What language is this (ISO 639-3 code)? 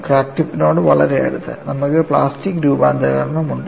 mal